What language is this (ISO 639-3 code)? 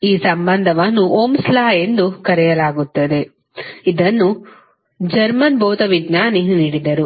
kan